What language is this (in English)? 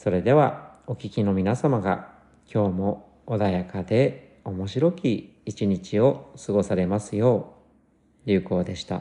Japanese